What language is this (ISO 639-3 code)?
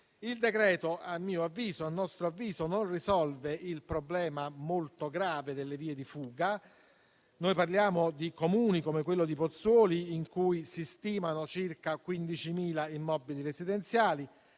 ita